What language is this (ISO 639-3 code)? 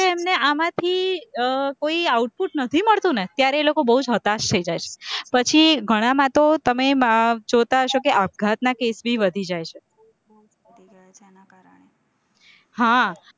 guj